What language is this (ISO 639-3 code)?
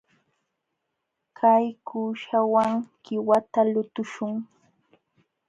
qxw